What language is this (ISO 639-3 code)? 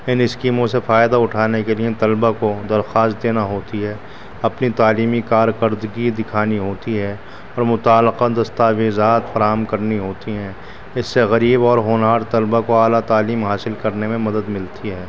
urd